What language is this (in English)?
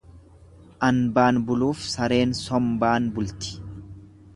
Oromo